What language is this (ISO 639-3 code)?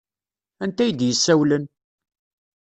kab